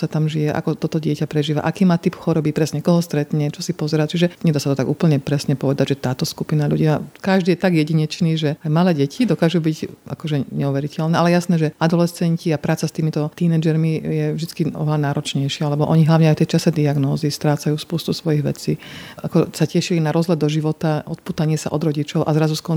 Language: Slovak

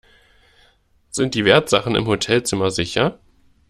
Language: German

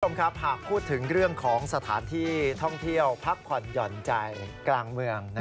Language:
Thai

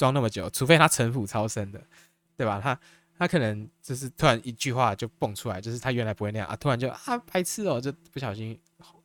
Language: Chinese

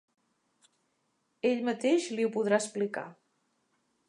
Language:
Catalan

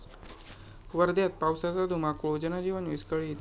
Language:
Marathi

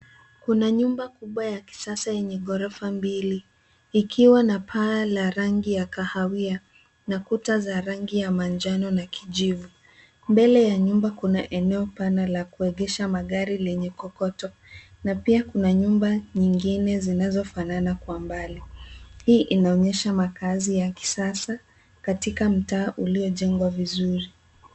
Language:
Swahili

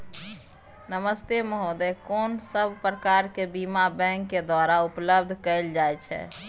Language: Maithili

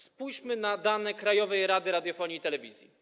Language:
Polish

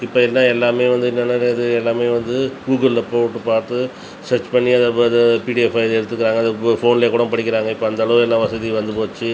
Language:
Tamil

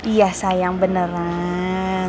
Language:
Indonesian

